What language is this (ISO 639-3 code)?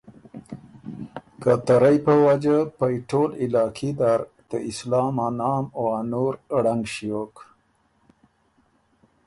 oru